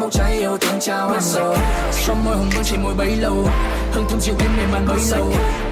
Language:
Vietnamese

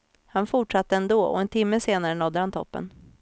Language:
Swedish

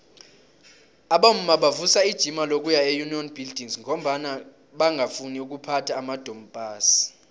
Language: South Ndebele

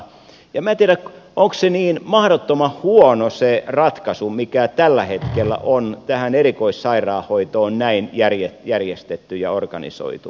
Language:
Finnish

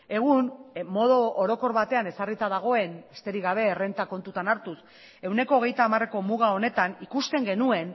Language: Basque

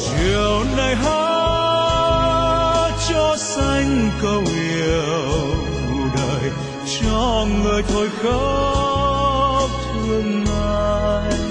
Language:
Vietnamese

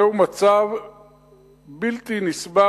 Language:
Hebrew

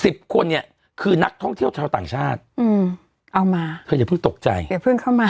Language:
Thai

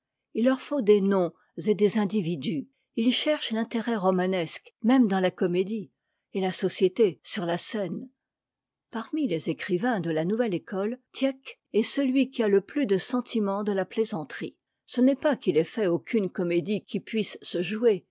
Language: French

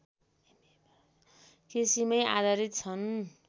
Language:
Nepali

